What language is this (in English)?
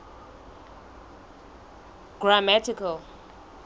Southern Sotho